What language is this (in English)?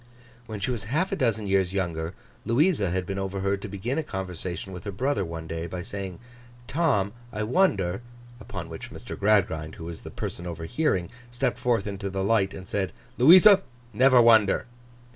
English